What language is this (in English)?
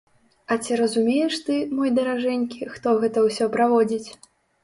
Belarusian